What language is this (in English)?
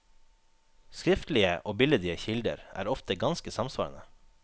Norwegian